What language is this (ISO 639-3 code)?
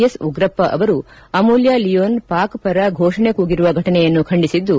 kan